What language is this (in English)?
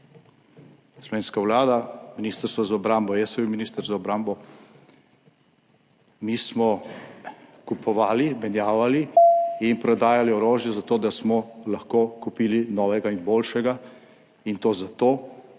Slovenian